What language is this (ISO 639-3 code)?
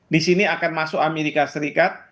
ind